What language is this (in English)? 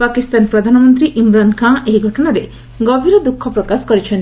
Odia